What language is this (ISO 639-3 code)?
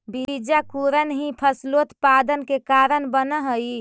mag